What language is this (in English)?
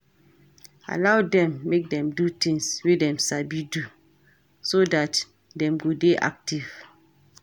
Nigerian Pidgin